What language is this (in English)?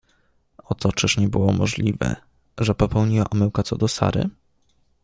Polish